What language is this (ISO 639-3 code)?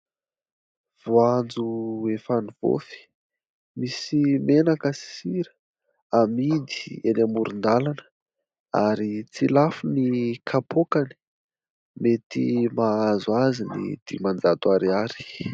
mlg